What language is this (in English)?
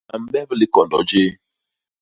Basaa